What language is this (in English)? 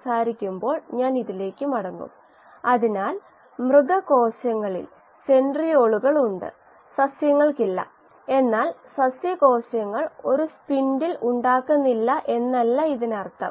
Malayalam